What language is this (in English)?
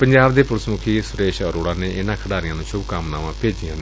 Punjabi